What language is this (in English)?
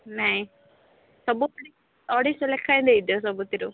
Odia